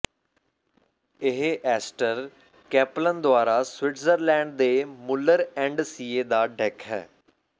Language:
Punjabi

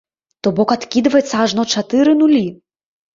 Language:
Belarusian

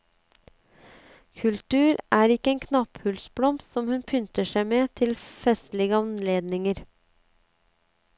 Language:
Norwegian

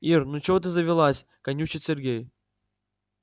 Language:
Russian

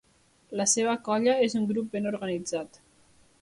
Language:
Catalan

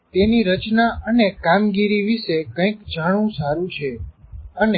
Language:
Gujarati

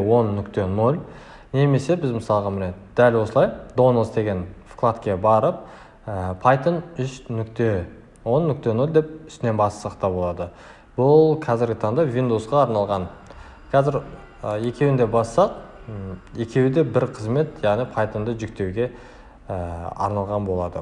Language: Kazakh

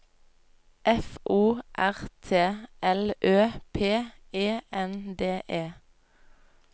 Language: Norwegian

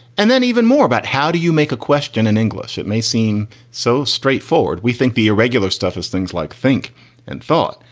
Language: English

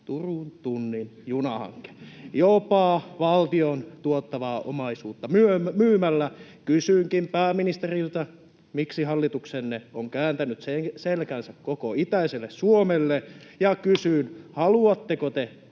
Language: Finnish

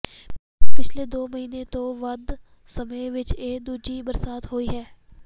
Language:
Punjabi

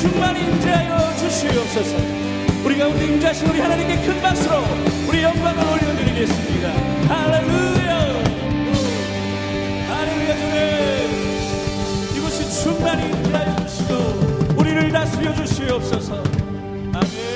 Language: Korean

